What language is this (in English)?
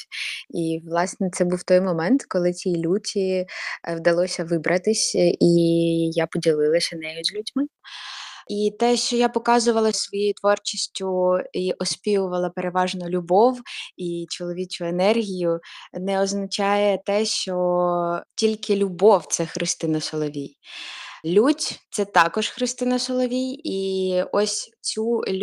Ukrainian